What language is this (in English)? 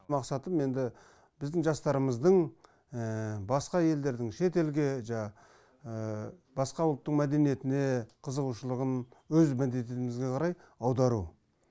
Kazakh